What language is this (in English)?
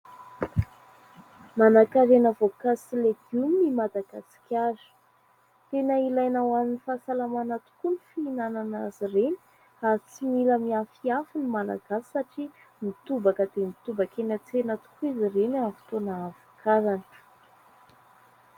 Malagasy